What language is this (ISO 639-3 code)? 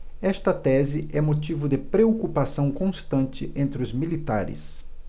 por